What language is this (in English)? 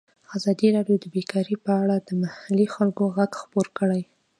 Pashto